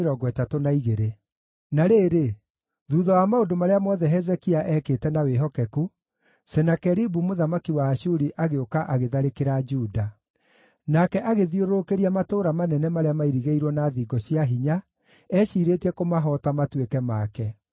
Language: Kikuyu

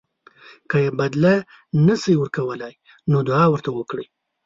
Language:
Pashto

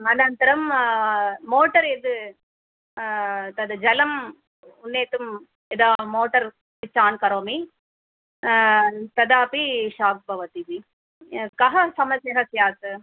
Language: Sanskrit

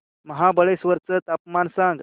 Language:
Marathi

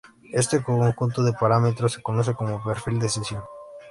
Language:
Spanish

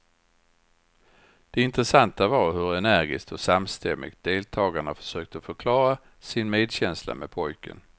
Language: Swedish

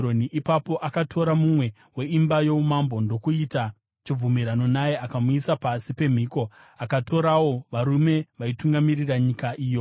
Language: Shona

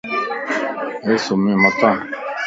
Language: Lasi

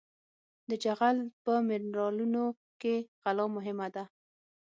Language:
Pashto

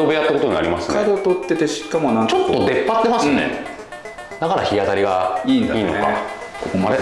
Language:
Japanese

